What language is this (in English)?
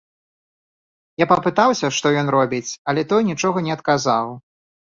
Belarusian